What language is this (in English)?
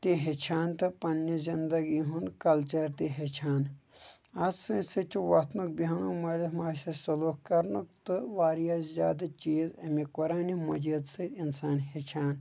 Kashmiri